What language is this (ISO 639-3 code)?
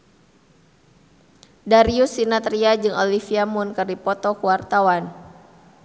sun